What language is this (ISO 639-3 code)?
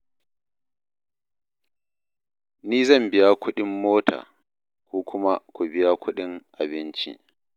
hau